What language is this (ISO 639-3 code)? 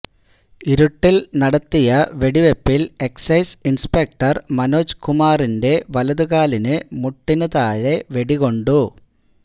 mal